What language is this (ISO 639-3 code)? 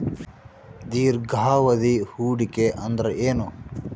kan